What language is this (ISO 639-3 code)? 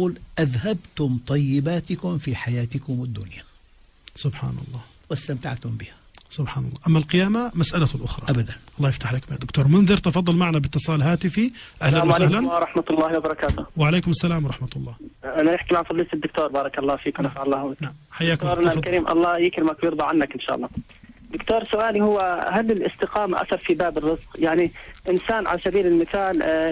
ara